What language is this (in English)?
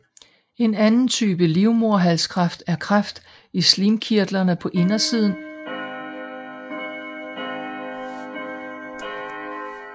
Danish